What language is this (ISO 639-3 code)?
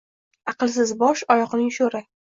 uzb